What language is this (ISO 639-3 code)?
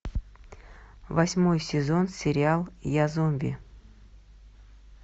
rus